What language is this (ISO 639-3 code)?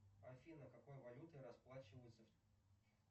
rus